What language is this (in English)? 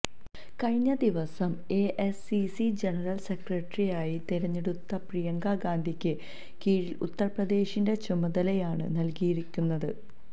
Malayalam